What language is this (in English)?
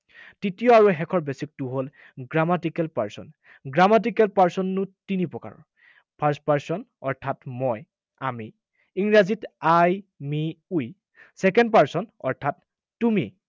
Assamese